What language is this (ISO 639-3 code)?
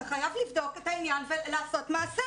heb